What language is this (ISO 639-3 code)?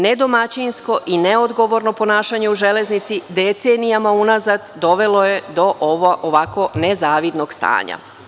srp